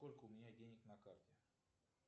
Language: Russian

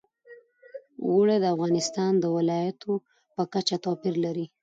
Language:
Pashto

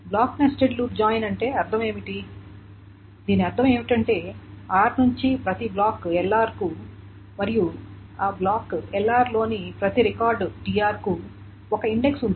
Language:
Telugu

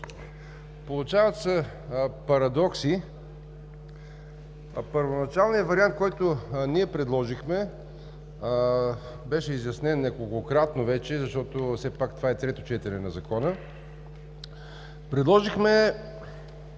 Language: Bulgarian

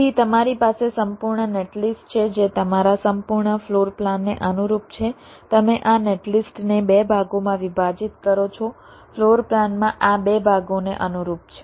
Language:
Gujarati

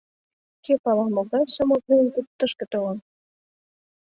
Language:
Mari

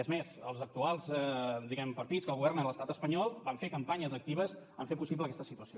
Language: Catalan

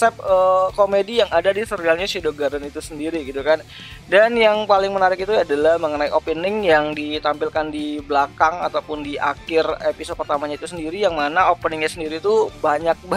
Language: Indonesian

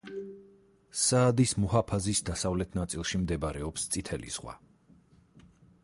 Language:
Georgian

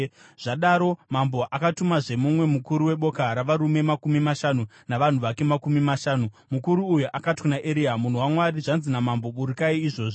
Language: Shona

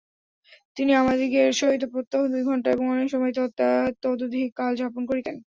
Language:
Bangla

